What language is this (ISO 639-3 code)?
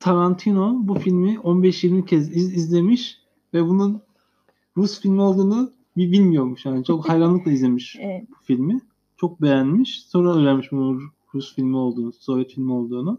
tur